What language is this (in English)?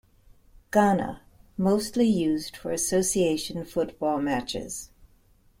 English